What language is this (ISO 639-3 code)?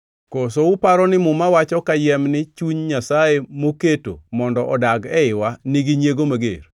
luo